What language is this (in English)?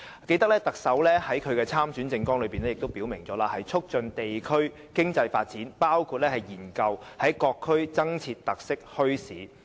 Cantonese